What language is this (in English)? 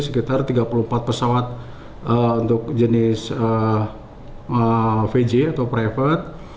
Indonesian